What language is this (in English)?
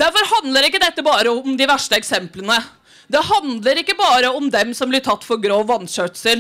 Norwegian